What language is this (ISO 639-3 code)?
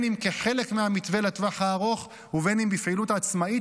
heb